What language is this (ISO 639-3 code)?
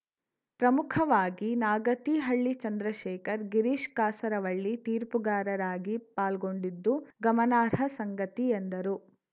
kan